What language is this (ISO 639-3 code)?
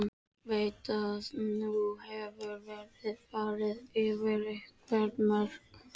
isl